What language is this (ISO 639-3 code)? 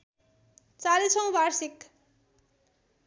nep